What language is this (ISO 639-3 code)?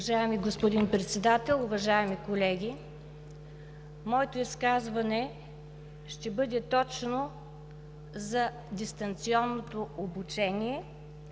bul